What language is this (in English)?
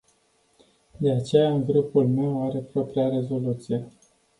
Romanian